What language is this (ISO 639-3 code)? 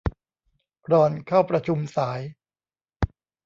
tha